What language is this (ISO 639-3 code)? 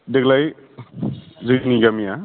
brx